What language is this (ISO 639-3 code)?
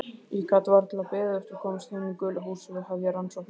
isl